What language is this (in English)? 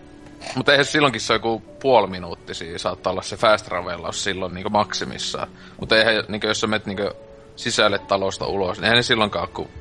Finnish